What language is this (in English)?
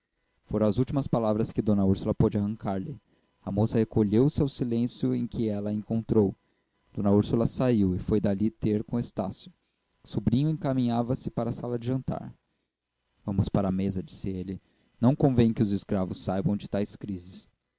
Portuguese